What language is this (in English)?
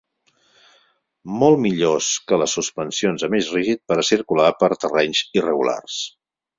Catalan